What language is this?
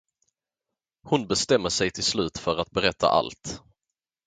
Swedish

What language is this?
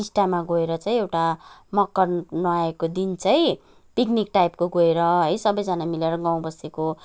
Nepali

